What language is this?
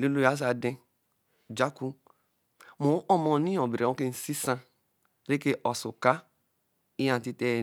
Eleme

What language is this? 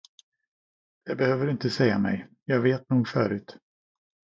Swedish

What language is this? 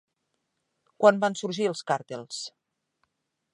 Catalan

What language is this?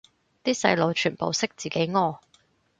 Cantonese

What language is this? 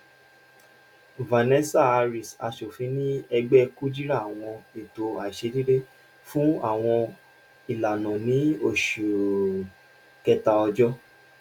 Yoruba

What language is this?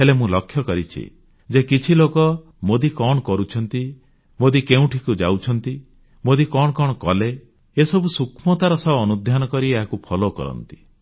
Odia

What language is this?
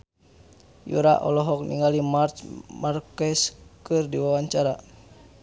Sundanese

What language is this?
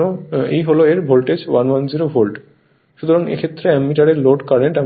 Bangla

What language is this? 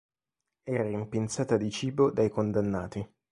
Italian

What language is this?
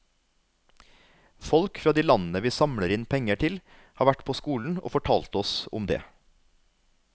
Norwegian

